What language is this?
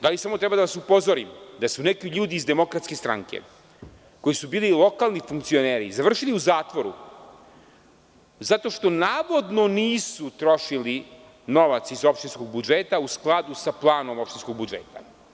Serbian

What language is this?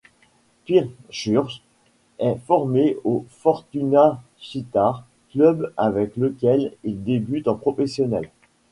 French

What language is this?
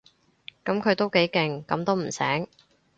Cantonese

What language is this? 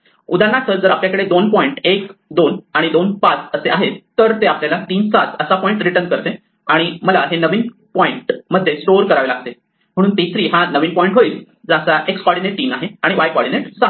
Marathi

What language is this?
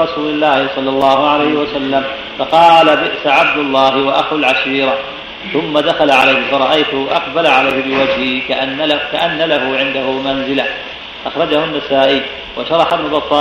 Arabic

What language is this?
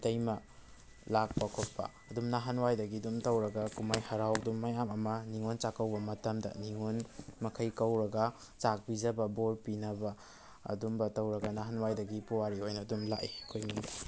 Manipuri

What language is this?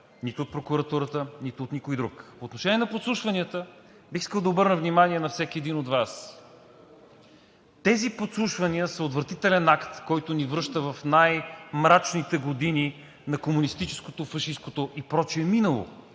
Bulgarian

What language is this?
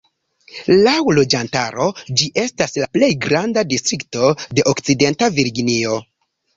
Esperanto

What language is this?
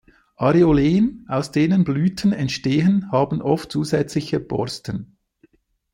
German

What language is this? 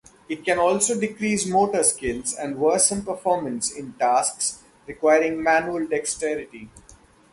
English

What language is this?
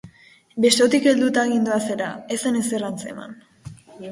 Basque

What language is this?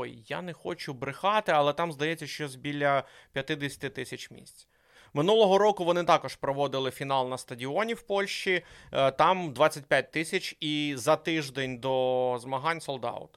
Ukrainian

